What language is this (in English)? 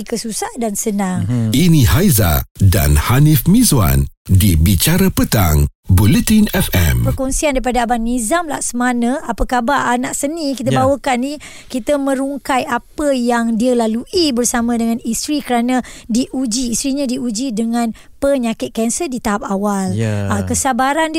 Malay